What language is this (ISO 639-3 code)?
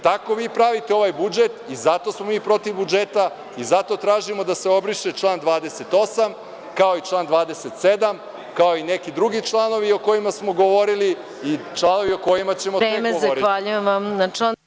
srp